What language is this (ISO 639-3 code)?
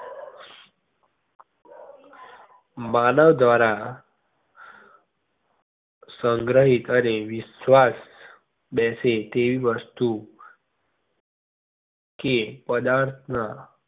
guj